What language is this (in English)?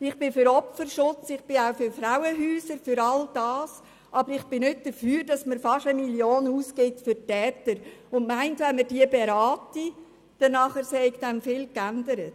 Swiss German